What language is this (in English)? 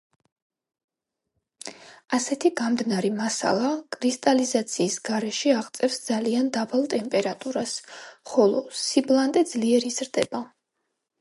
Georgian